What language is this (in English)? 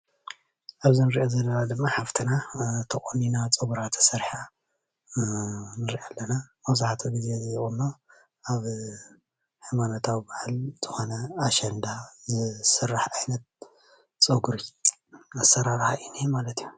Tigrinya